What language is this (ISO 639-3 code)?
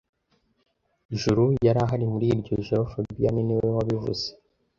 kin